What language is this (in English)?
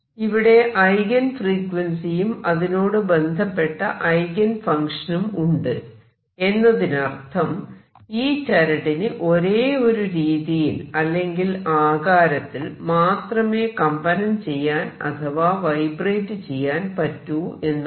Malayalam